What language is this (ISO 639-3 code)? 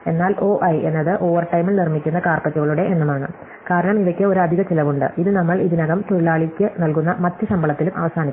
mal